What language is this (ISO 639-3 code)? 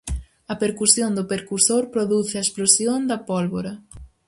glg